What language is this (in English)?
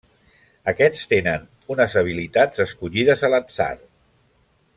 Catalan